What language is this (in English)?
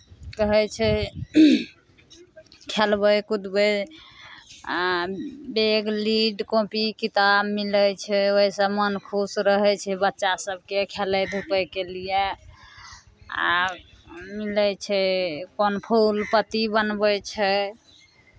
Maithili